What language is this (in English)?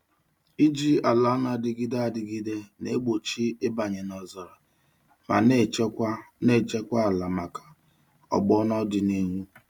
Igbo